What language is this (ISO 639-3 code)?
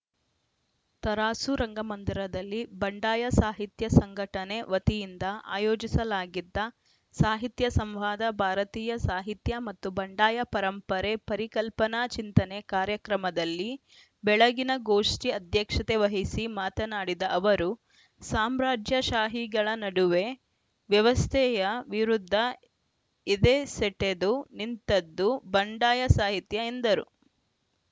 kan